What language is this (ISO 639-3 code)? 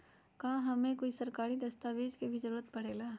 mag